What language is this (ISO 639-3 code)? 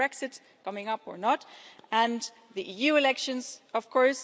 eng